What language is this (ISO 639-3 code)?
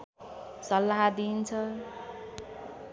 nep